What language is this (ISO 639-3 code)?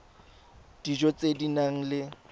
tsn